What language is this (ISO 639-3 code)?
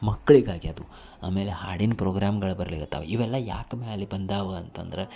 kan